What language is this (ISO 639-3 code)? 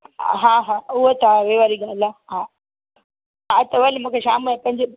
snd